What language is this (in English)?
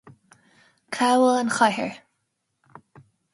Irish